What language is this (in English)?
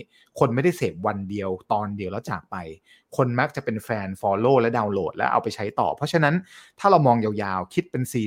Thai